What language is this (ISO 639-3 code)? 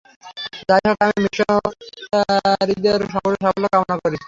ben